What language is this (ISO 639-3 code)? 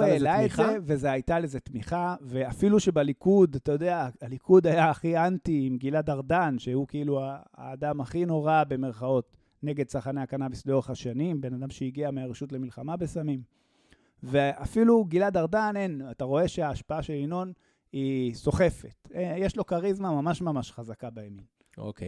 heb